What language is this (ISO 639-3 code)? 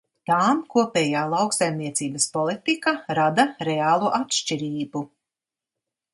lav